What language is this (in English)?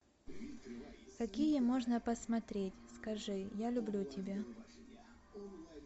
Russian